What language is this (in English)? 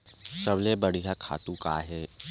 Chhattisgarhi